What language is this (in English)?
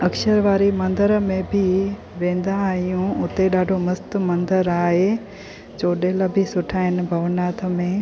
Sindhi